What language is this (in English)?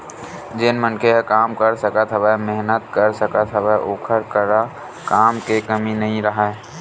Chhattisgarhi